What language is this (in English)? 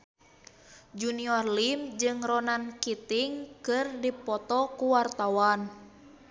Sundanese